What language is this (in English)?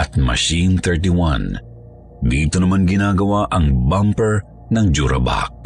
Filipino